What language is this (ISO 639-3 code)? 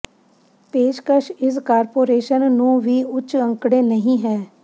pan